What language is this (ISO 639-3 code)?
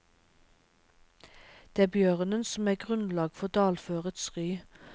nor